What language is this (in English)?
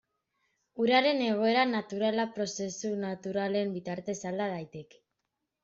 Basque